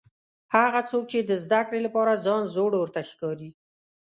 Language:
Pashto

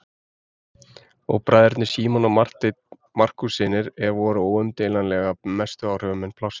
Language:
Icelandic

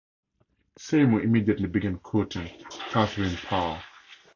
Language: English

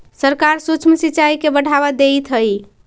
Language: Magahi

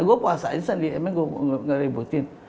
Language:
Indonesian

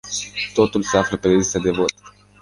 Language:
Romanian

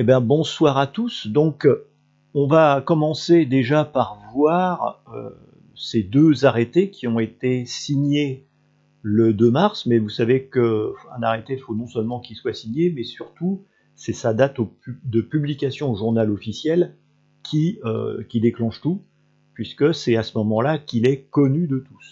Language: French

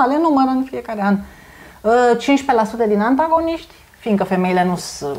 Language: Romanian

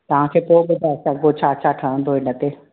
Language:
Sindhi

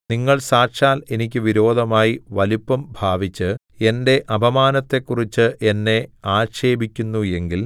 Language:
Malayalam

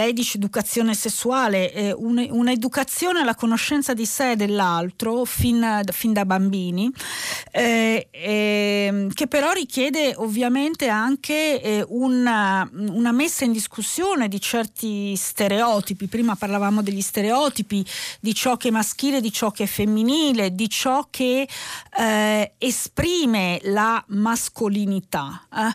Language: Italian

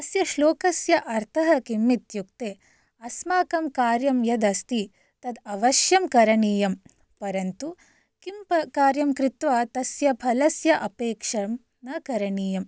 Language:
Sanskrit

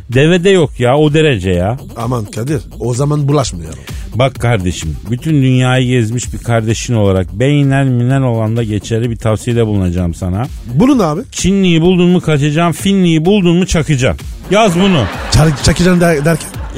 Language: Turkish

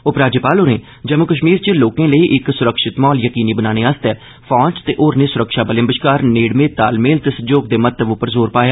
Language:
Dogri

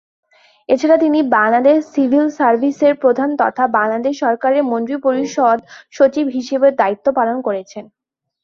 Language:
Bangla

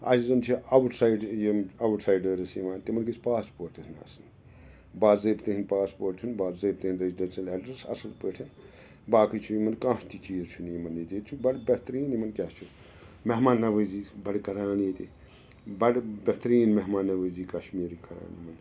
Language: Kashmiri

